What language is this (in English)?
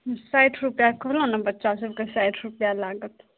Maithili